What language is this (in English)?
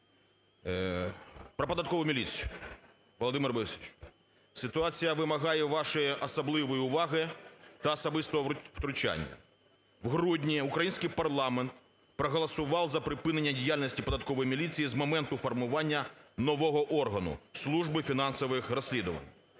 Ukrainian